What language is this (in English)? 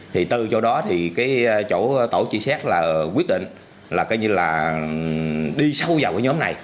Vietnamese